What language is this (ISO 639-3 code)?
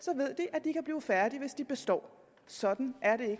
dan